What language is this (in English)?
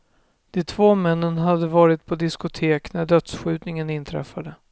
Swedish